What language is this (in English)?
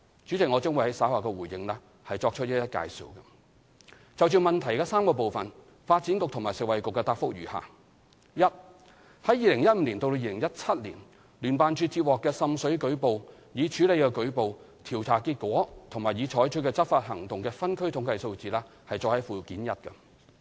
Cantonese